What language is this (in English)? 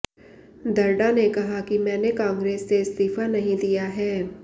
Hindi